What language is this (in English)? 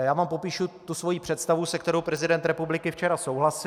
Czech